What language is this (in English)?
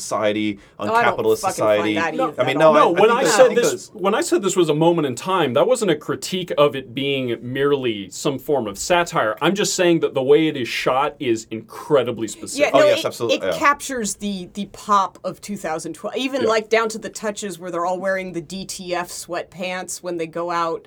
English